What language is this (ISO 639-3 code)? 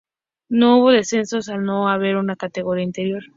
spa